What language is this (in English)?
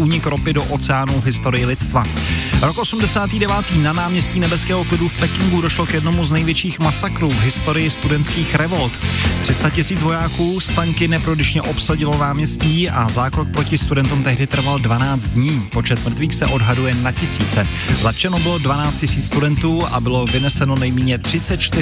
Czech